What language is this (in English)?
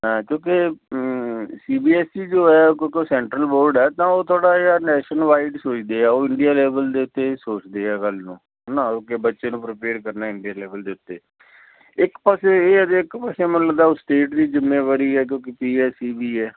Punjabi